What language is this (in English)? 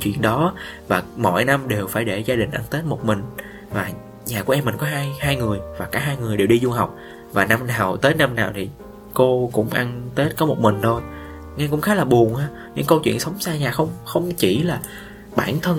Vietnamese